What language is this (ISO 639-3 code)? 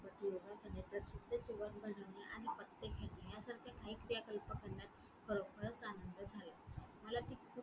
mar